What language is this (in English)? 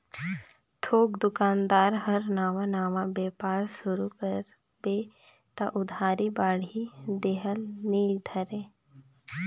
Chhattisgarhi